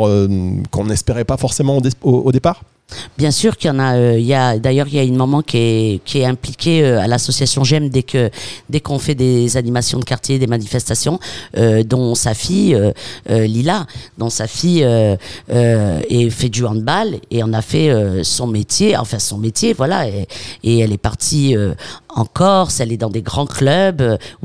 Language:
French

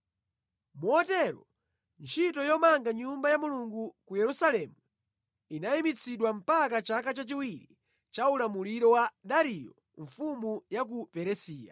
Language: Nyanja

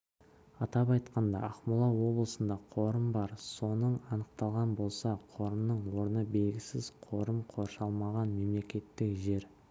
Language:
Kazakh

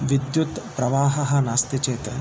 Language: Sanskrit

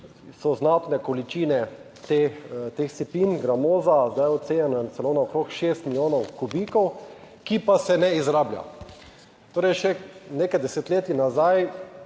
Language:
Slovenian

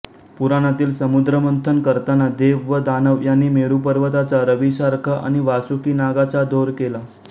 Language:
Marathi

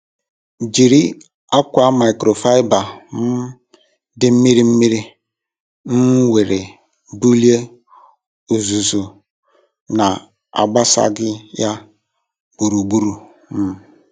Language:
Igbo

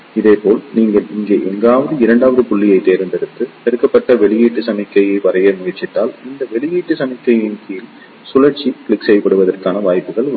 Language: Tamil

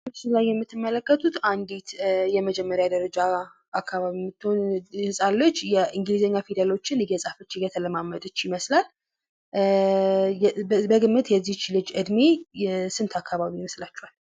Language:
Amharic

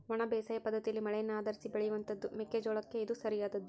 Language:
Kannada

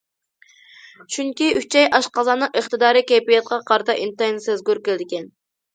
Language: Uyghur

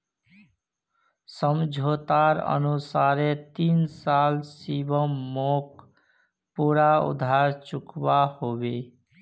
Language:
Magahi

